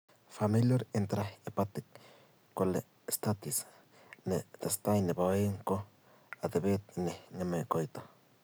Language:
Kalenjin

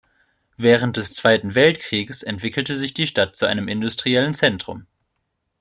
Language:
German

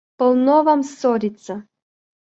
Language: Russian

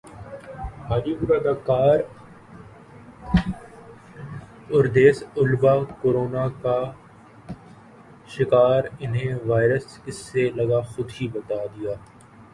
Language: Urdu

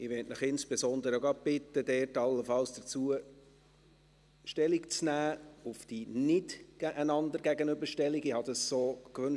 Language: Swiss German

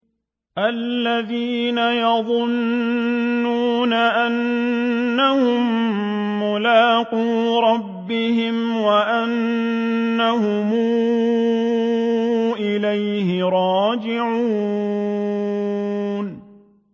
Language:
Arabic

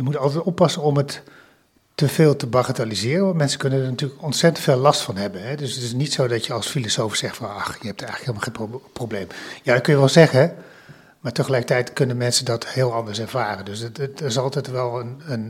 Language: Dutch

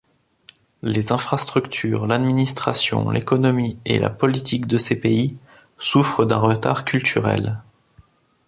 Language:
French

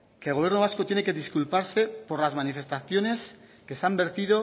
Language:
Spanish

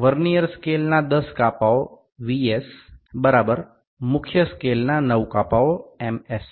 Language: Bangla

